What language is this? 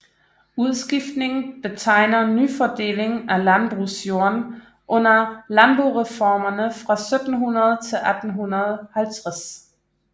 Danish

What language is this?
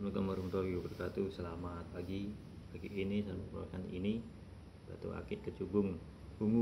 Indonesian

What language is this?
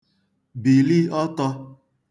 Igbo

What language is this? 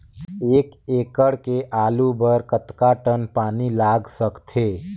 Chhattisgarhi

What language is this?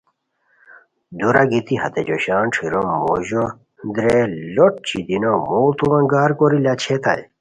Khowar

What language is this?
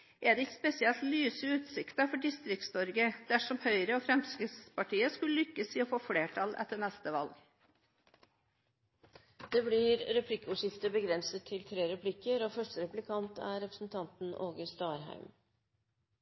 Norwegian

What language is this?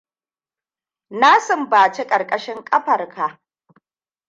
Hausa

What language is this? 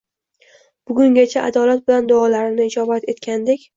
Uzbek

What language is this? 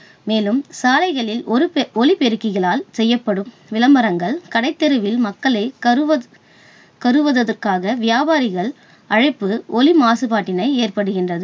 Tamil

